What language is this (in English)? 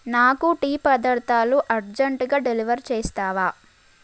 Telugu